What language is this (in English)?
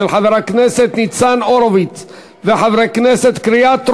Hebrew